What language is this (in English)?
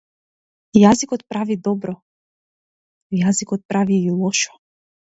Macedonian